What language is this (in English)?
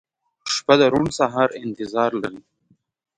Pashto